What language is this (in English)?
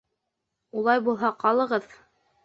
Bashkir